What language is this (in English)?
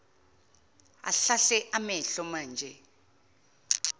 Zulu